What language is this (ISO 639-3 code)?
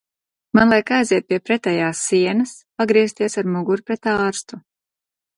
lav